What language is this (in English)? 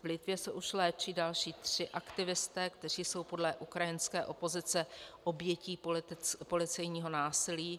Czech